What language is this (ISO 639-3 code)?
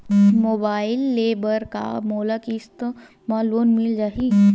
hne